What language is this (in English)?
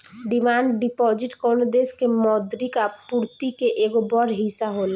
Bhojpuri